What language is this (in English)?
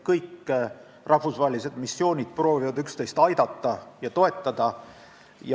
Estonian